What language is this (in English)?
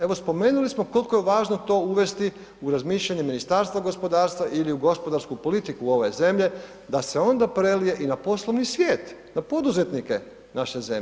Croatian